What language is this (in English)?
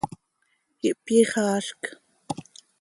Seri